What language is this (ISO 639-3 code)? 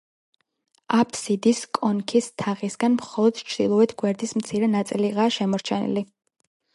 kat